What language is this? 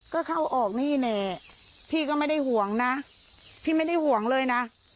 Thai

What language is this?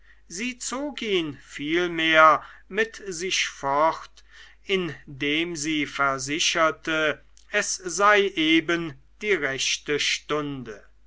German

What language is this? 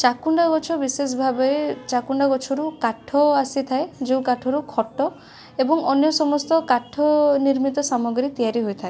Odia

